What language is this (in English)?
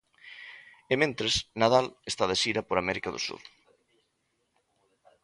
Galician